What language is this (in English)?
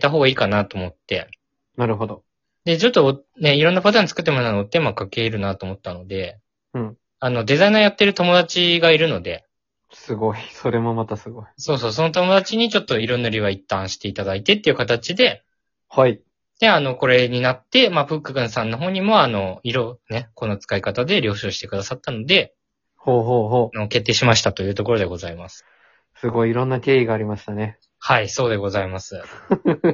Japanese